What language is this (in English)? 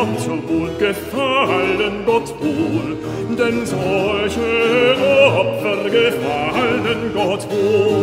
Portuguese